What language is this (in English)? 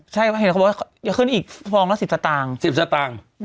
Thai